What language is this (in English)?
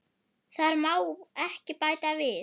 Icelandic